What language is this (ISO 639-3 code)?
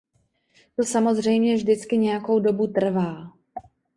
ces